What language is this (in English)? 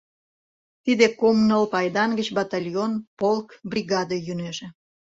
Mari